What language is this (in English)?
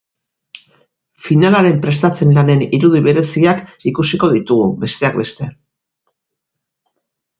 Basque